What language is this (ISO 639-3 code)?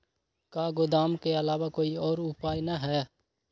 mag